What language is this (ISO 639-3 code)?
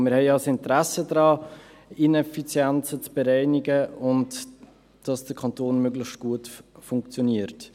gsw